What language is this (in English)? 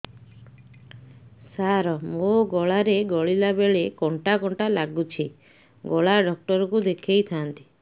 Odia